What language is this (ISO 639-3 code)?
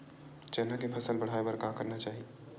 hne